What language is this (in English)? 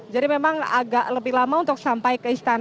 Indonesian